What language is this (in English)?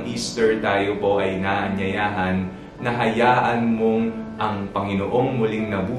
Filipino